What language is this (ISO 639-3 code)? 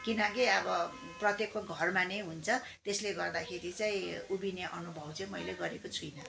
nep